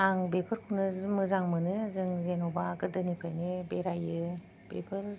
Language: Bodo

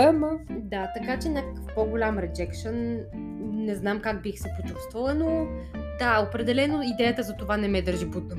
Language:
Bulgarian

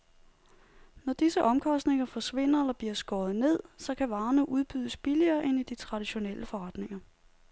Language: Danish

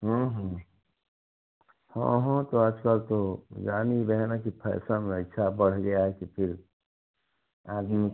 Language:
Hindi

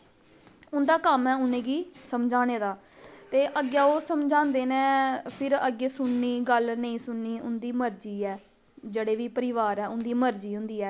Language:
Dogri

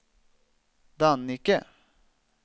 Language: Swedish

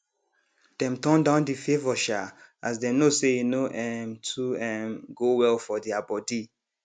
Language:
Nigerian Pidgin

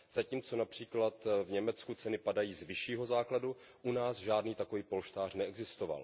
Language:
Czech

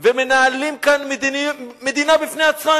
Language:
Hebrew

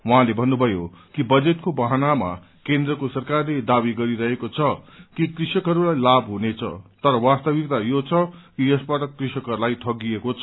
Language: Nepali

